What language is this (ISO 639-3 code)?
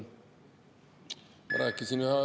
est